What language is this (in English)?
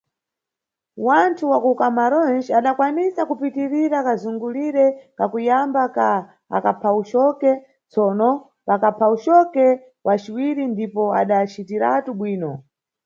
Nyungwe